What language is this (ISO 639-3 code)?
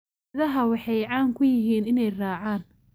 som